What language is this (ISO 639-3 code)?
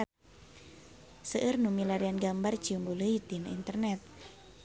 sun